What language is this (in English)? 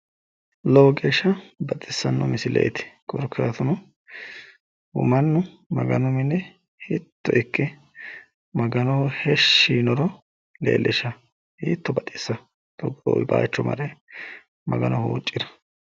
Sidamo